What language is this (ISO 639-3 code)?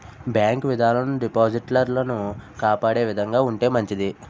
tel